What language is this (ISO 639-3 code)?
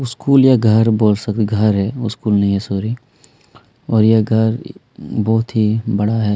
hin